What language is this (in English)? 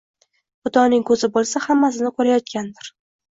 Uzbek